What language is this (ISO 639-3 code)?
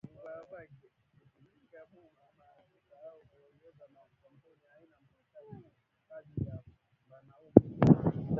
swa